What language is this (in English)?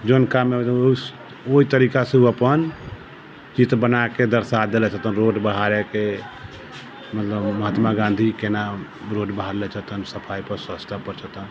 Maithili